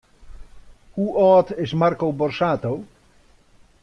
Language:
Western Frisian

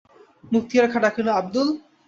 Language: Bangla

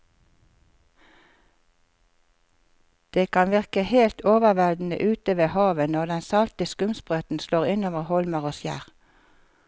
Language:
Norwegian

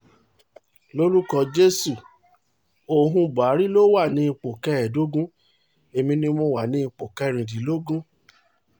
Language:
Yoruba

